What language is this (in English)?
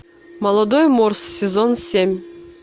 Russian